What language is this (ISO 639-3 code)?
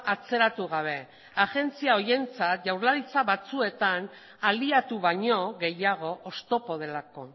eus